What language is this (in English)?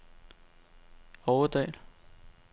Danish